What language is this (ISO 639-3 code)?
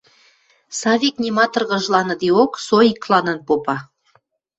mrj